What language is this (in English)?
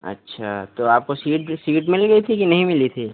Hindi